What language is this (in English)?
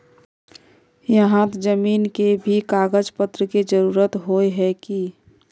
Magahi